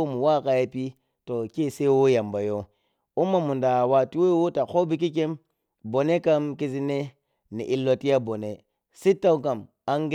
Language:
Piya-Kwonci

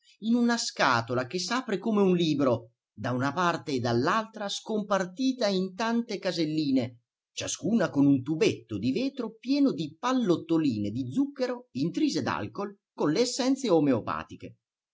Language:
Italian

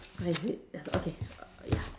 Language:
English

